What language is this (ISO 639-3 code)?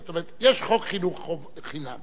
heb